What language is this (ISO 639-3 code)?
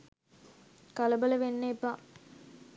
sin